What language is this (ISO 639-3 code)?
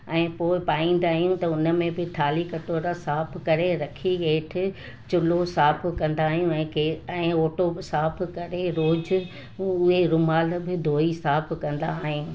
snd